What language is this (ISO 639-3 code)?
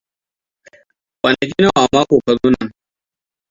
hau